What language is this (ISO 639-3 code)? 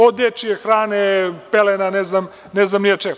srp